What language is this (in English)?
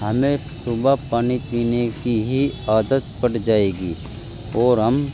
Urdu